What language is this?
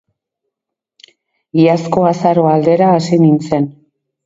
Basque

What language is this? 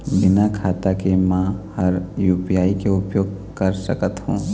Chhattisgarhi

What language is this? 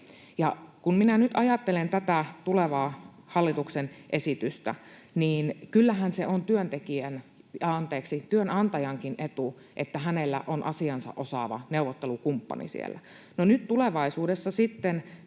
Finnish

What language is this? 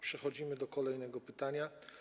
Polish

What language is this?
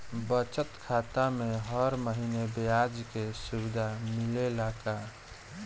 Bhojpuri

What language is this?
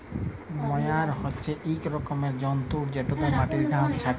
Bangla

